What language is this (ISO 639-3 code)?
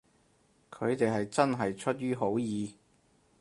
yue